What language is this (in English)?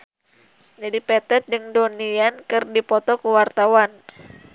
Sundanese